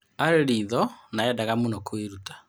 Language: Kikuyu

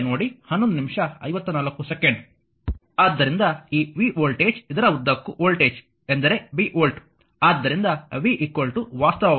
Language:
Kannada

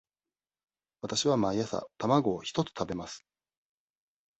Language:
Japanese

